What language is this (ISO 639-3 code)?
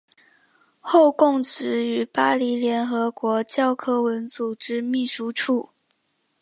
zho